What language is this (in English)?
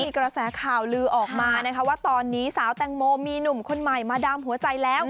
Thai